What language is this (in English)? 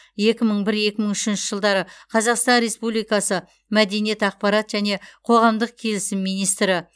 Kazakh